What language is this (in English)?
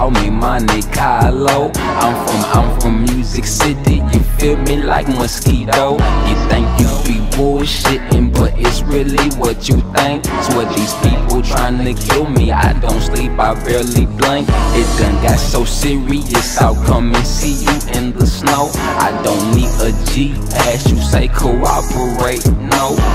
English